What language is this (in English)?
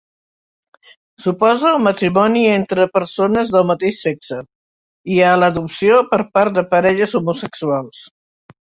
Catalan